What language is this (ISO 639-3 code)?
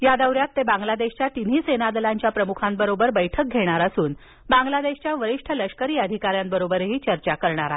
mar